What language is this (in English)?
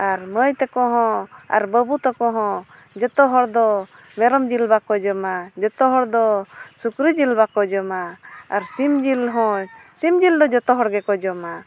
Santali